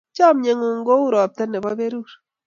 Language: Kalenjin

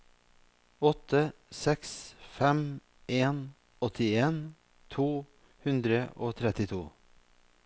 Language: Norwegian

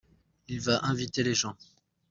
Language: French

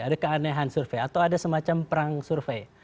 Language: Indonesian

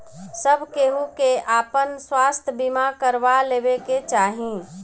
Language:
Bhojpuri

